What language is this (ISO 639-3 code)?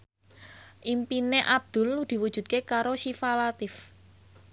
jav